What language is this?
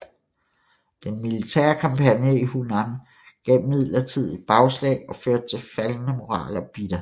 Danish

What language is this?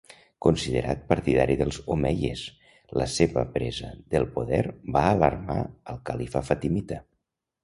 Catalan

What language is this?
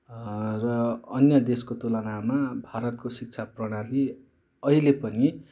Nepali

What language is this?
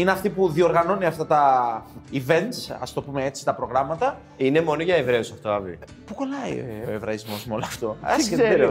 Greek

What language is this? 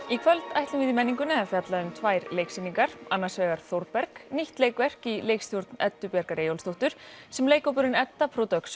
Icelandic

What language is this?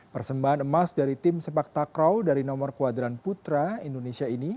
Indonesian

